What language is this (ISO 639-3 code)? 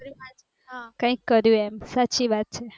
guj